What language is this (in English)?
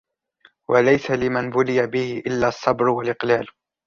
Arabic